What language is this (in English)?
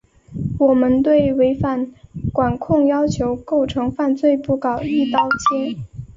Chinese